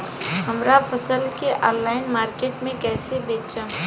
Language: Bhojpuri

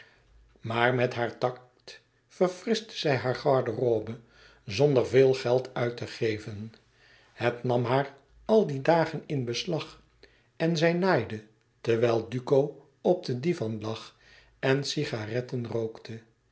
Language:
Dutch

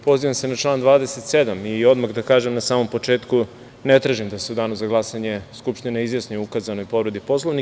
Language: Serbian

